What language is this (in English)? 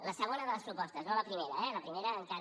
Catalan